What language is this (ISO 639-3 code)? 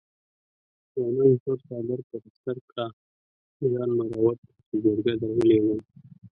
pus